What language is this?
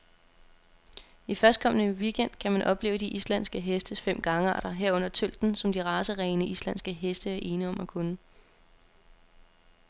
Danish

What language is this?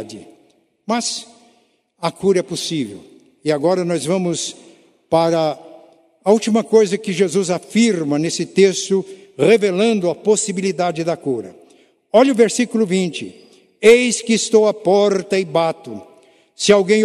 Portuguese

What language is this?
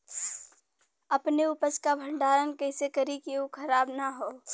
Bhojpuri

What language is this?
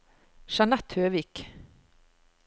Norwegian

